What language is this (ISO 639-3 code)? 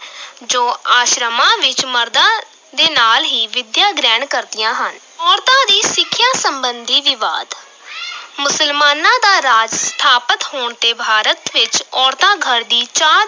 pan